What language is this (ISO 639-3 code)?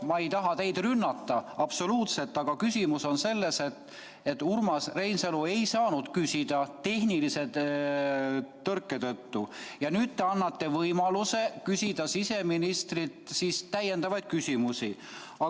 est